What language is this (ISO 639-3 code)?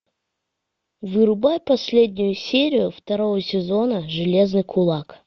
rus